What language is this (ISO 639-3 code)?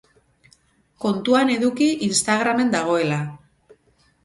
eus